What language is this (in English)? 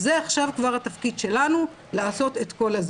Hebrew